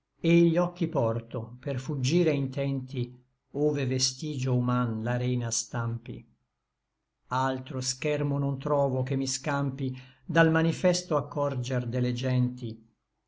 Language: Italian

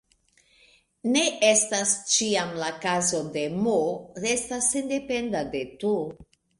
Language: Esperanto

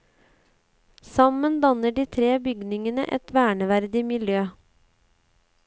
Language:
Norwegian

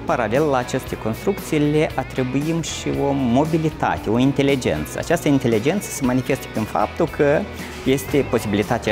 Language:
Romanian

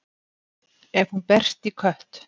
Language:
Icelandic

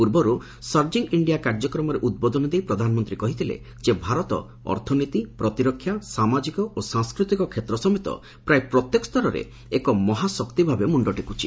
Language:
Odia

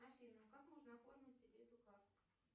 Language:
Russian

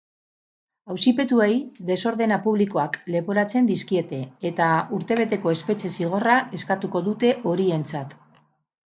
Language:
Basque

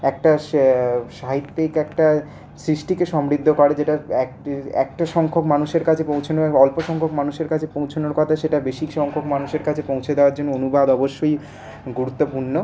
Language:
Bangla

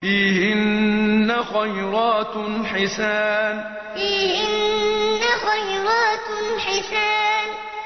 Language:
Arabic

